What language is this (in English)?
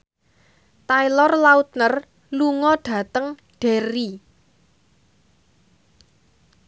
Javanese